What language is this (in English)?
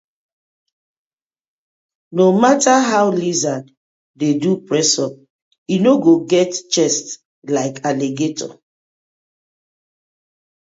Nigerian Pidgin